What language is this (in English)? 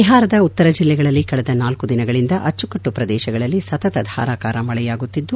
Kannada